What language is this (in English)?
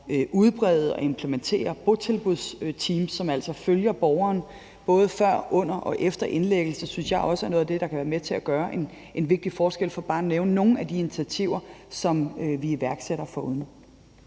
Danish